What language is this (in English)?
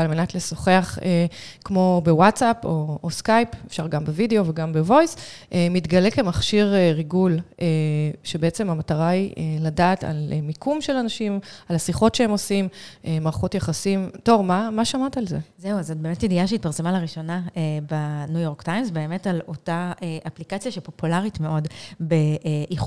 Hebrew